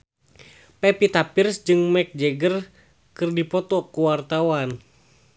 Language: Sundanese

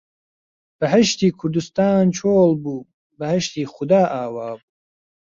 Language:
Central Kurdish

